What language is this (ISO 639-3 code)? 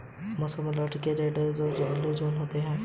hin